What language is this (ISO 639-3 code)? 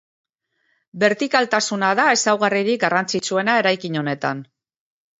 eus